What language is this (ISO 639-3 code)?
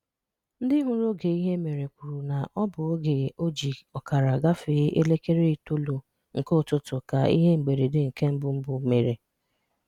ibo